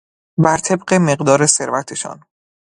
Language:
Persian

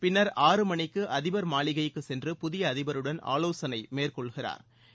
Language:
Tamil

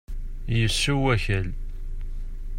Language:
Kabyle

